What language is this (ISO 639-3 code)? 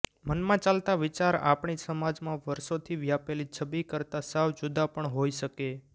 guj